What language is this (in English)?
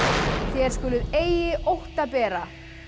Icelandic